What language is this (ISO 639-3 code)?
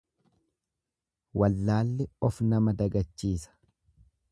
orm